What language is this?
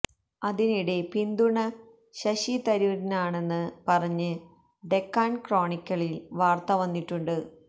Malayalam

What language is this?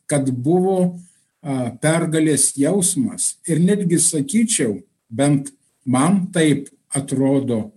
Lithuanian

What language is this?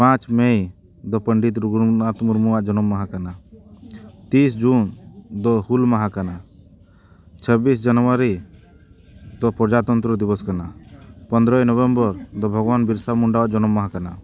Santali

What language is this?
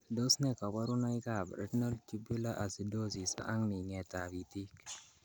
Kalenjin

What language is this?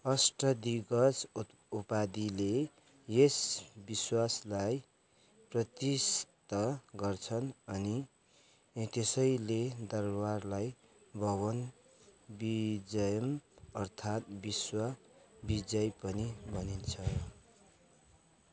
Nepali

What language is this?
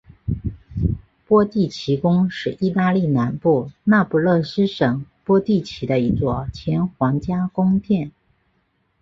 Chinese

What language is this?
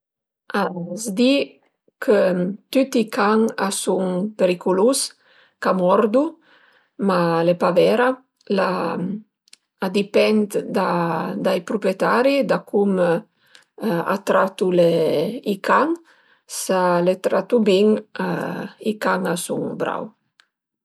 Piedmontese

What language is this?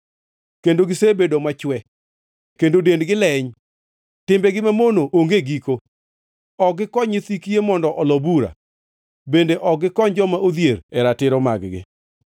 Luo (Kenya and Tanzania)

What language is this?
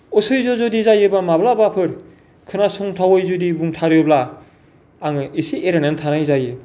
Bodo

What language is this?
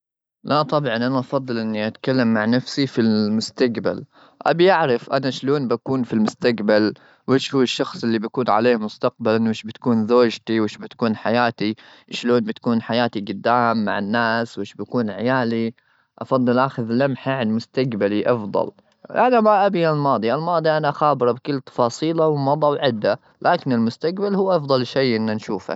Gulf Arabic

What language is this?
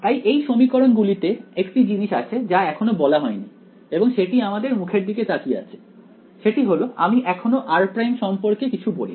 Bangla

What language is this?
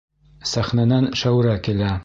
Bashkir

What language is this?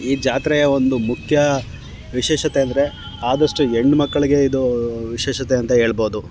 Kannada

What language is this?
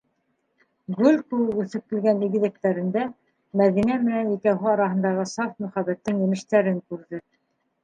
Bashkir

